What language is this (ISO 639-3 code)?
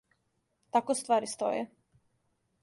srp